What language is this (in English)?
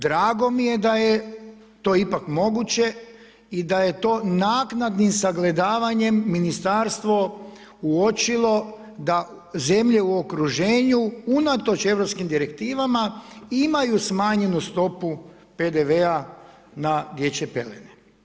Croatian